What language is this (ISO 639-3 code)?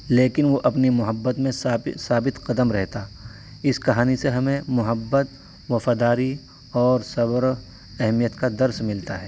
urd